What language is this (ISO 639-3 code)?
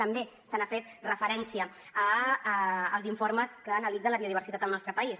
cat